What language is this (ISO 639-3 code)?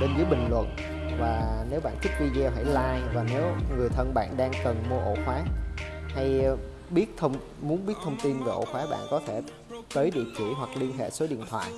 vie